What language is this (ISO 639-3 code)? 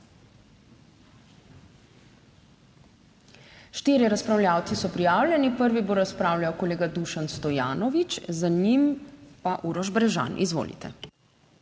slv